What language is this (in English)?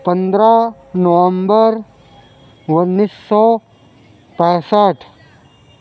Urdu